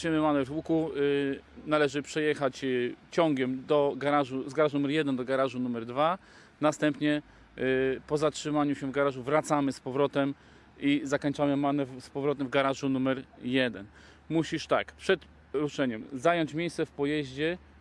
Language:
Polish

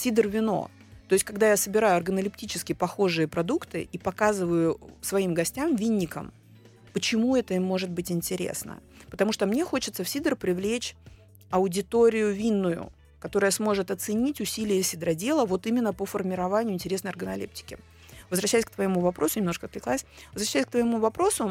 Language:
Russian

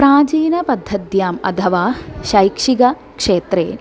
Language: Sanskrit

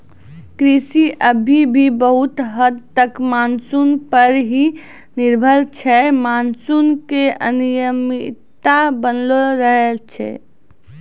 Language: Maithili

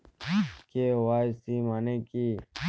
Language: Bangla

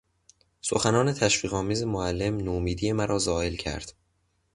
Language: Persian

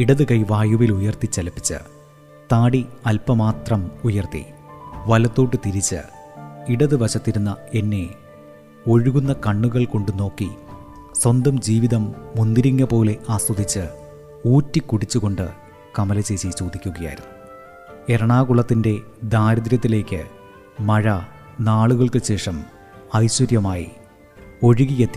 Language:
Malayalam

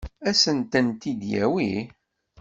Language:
Kabyle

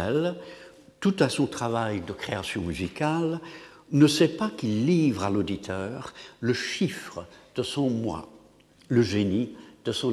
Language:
French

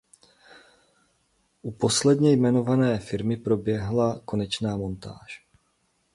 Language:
Czech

